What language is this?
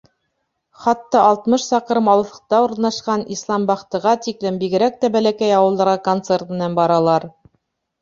Bashkir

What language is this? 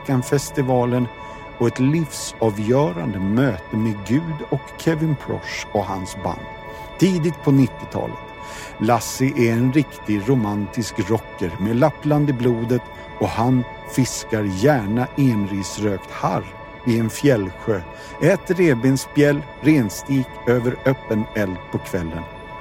Swedish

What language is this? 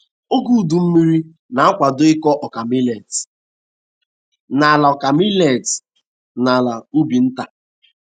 Igbo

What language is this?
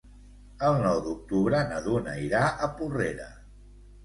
Catalan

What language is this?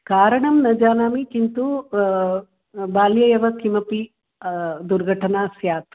Sanskrit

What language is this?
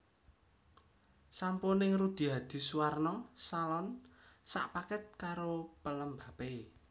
Javanese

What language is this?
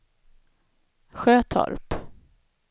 Swedish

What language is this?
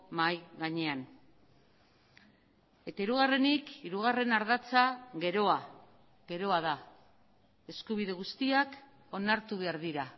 Basque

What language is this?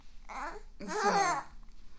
Danish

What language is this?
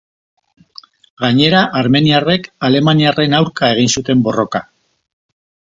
Basque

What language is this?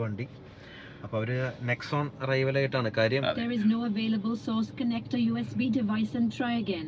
Malayalam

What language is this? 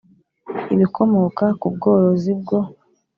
Kinyarwanda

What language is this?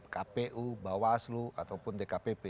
Indonesian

